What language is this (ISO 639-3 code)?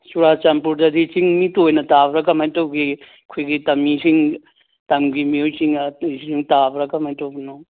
mni